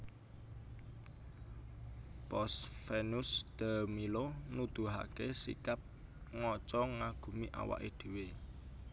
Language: Javanese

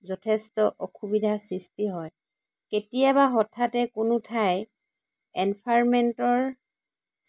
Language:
Assamese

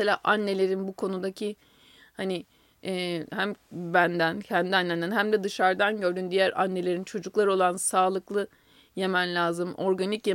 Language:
Turkish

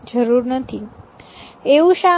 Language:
Gujarati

